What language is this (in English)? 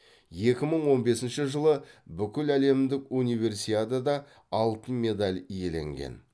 Kazakh